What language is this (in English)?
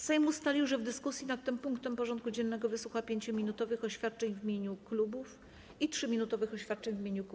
Polish